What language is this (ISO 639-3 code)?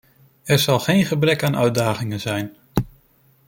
nld